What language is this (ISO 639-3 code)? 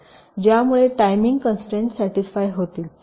mar